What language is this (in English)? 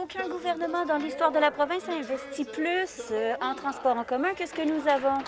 French